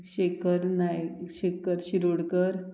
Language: Konkani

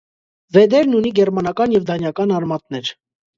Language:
Armenian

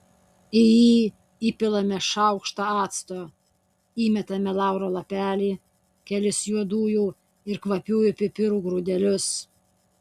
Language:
Lithuanian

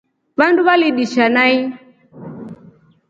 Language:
Rombo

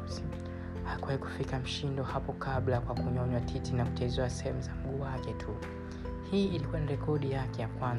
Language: Swahili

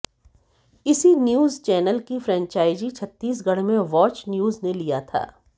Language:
Hindi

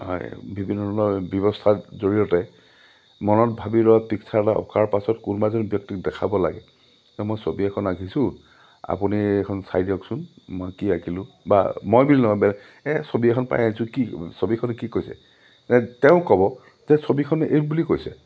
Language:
Assamese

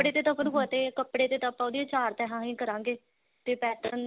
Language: Punjabi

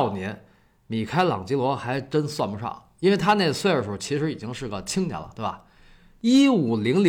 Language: Chinese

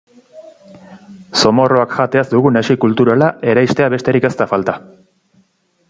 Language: Basque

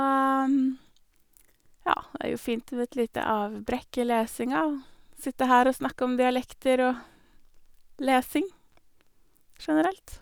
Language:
Norwegian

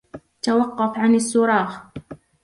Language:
Arabic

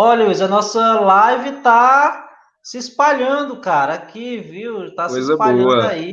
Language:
Portuguese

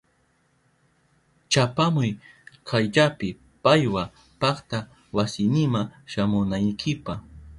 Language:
Southern Pastaza Quechua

